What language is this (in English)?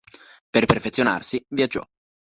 Italian